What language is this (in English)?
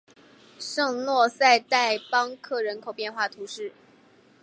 Chinese